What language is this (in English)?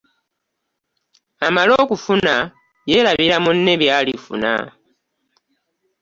Ganda